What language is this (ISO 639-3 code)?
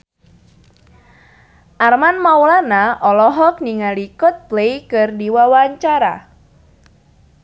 sun